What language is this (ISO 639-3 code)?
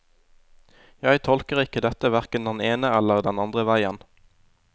nor